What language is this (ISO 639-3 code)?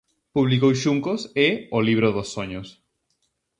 glg